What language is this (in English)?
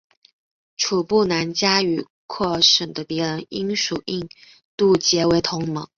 Chinese